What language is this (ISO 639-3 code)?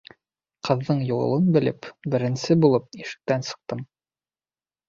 bak